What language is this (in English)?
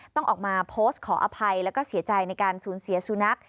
Thai